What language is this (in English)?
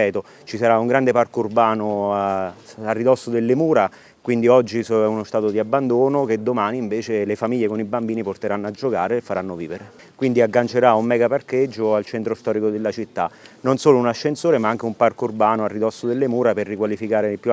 Italian